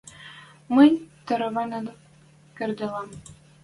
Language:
Western Mari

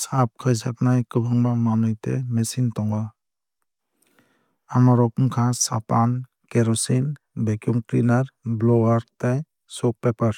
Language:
Kok Borok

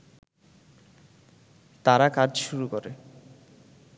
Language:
Bangla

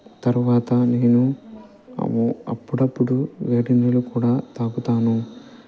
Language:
Telugu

